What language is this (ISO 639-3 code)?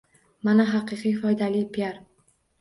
uzb